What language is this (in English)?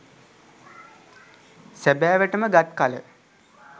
Sinhala